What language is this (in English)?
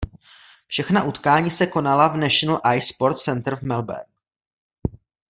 Czech